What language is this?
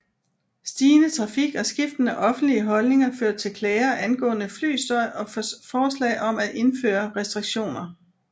Danish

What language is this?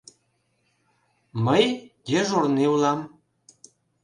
Mari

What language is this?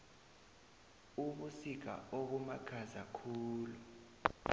South Ndebele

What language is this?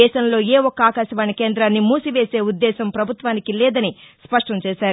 Telugu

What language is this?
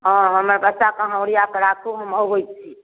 Maithili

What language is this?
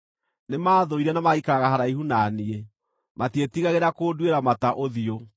Kikuyu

